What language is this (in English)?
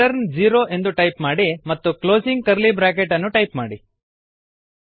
Kannada